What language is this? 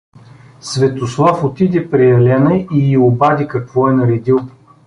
Bulgarian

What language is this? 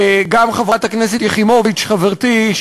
Hebrew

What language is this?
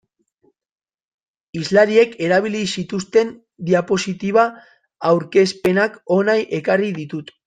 Basque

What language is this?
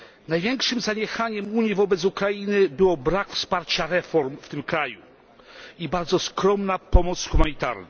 Polish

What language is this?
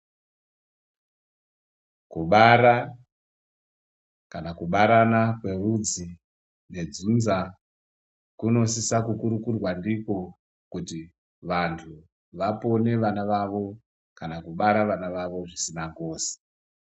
Ndau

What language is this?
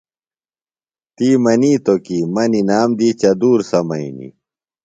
Phalura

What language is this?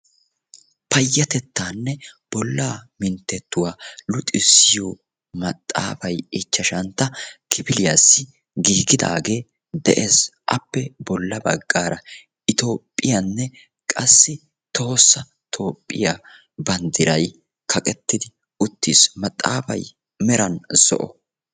Wolaytta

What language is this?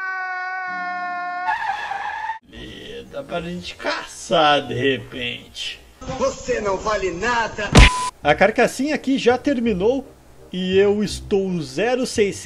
Portuguese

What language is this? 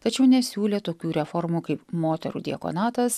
Lithuanian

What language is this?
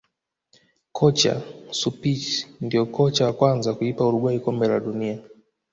Swahili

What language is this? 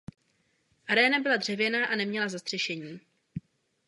Czech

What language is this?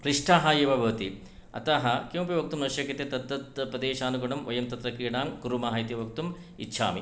Sanskrit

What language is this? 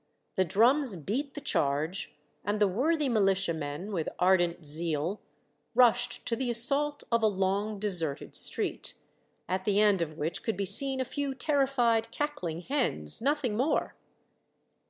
English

